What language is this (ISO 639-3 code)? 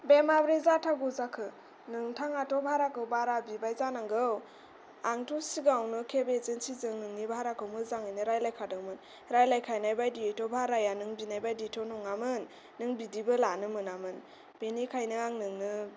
brx